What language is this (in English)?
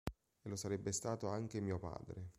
Italian